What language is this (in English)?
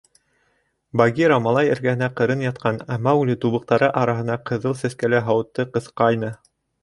Bashkir